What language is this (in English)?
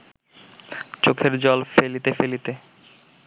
Bangla